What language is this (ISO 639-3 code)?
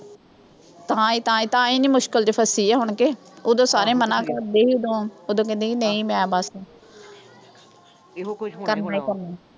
pan